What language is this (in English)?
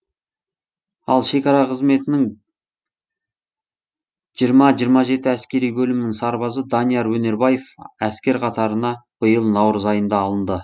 Kazakh